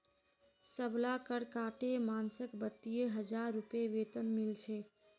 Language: Magahi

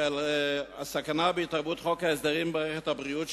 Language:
Hebrew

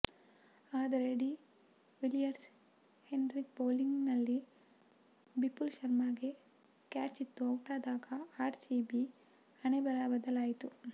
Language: Kannada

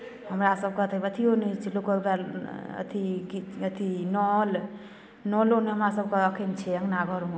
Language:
Maithili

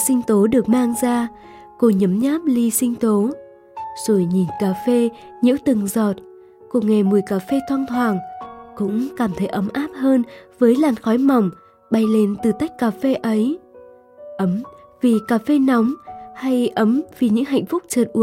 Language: Vietnamese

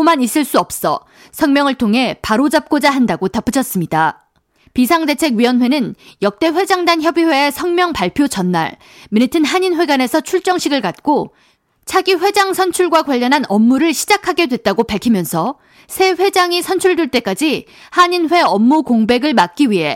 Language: Korean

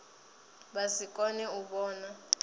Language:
Venda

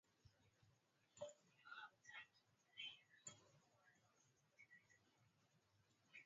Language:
Swahili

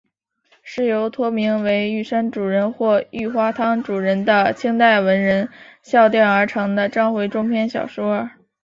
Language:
Chinese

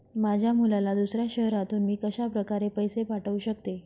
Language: Marathi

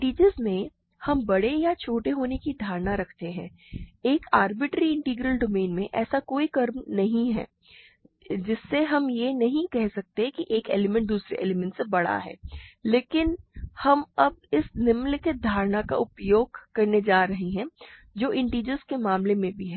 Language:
Hindi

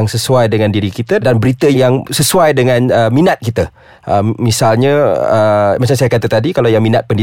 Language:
Malay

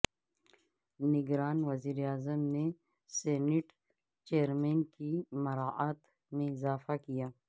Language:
Urdu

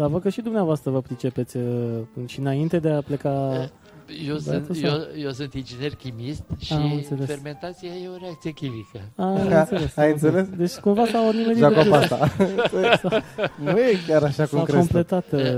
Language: Romanian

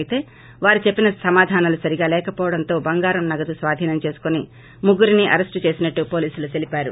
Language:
Telugu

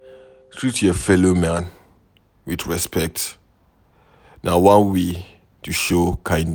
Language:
Nigerian Pidgin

